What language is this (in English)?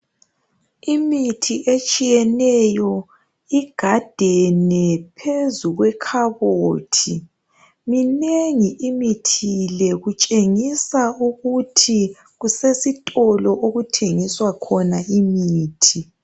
North Ndebele